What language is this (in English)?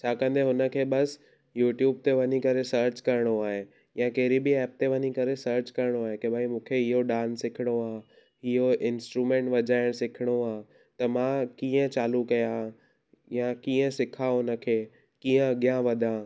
Sindhi